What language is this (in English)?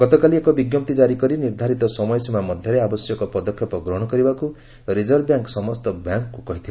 Odia